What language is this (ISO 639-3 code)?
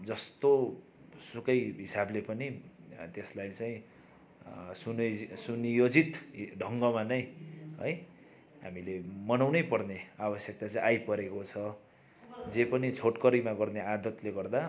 nep